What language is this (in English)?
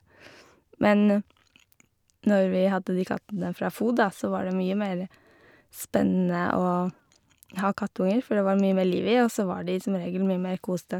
Norwegian